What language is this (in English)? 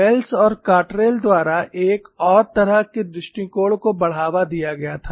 Hindi